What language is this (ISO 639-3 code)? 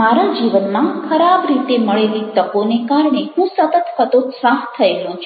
guj